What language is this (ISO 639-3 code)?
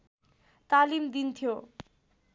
nep